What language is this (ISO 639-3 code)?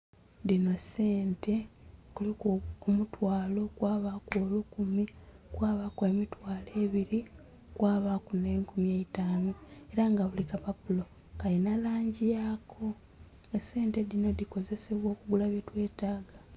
xog